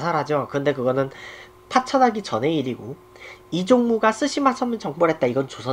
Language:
Korean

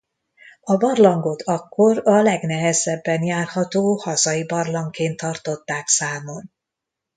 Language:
Hungarian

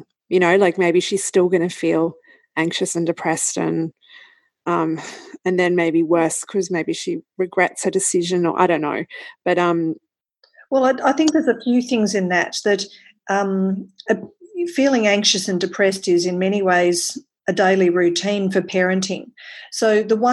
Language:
English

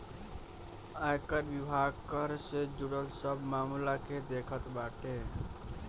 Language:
Bhojpuri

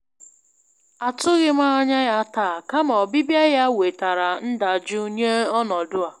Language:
Igbo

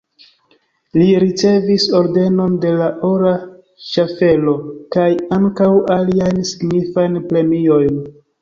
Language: Esperanto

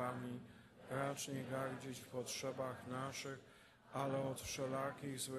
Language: Polish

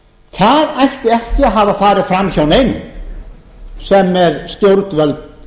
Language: Icelandic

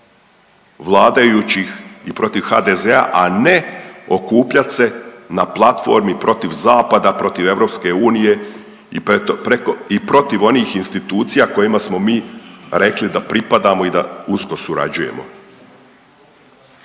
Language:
Croatian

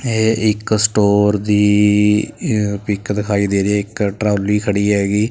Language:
Punjabi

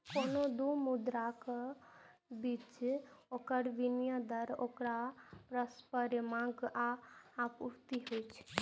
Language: Maithili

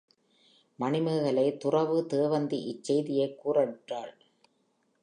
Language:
Tamil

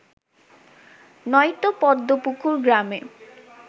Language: Bangla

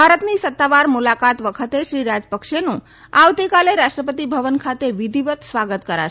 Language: Gujarati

